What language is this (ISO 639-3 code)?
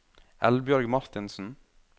nor